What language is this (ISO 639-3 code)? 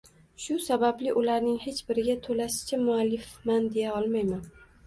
uzb